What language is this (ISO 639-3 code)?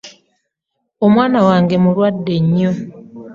lug